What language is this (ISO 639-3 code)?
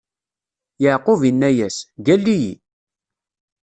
kab